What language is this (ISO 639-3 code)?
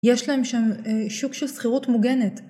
heb